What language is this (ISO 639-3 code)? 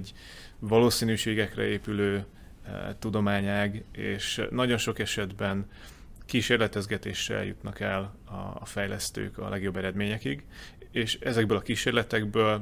hun